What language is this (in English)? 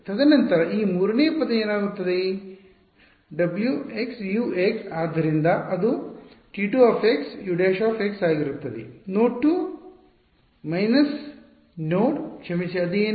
Kannada